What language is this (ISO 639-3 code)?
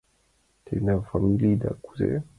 chm